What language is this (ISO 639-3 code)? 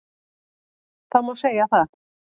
isl